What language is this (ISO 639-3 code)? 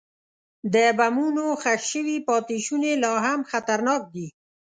pus